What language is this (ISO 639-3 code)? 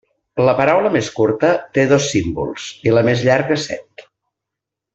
cat